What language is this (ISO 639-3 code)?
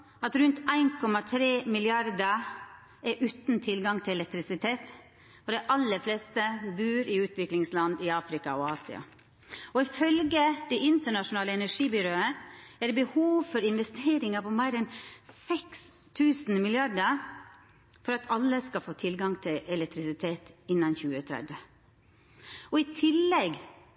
nno